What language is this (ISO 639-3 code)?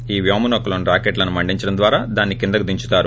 tel